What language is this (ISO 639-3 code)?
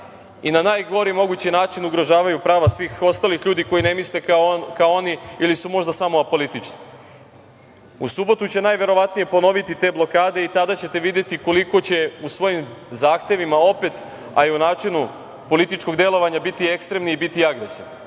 srp